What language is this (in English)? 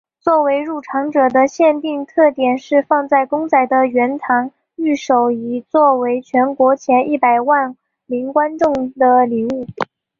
Chinese